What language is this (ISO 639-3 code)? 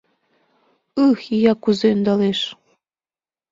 chm